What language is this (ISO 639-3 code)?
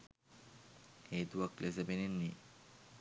sin